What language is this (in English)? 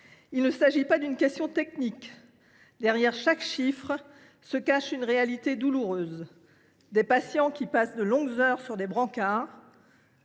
French